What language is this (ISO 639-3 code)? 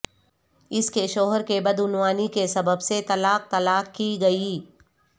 urd